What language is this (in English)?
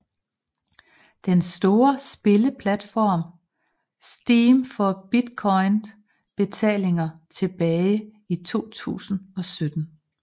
Danish